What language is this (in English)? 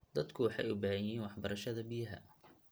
Somali